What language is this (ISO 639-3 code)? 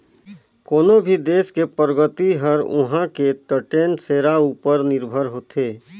hne